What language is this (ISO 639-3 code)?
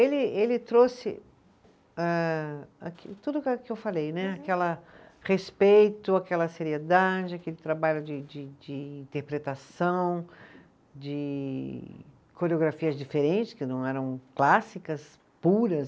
por